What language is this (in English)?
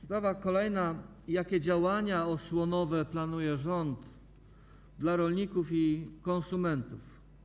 Polish